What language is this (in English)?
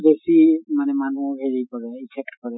Assamese